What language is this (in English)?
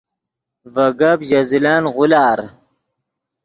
Yidgha